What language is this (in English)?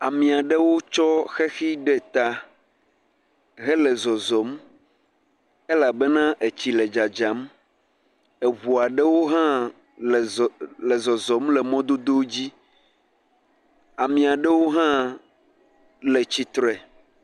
Ewe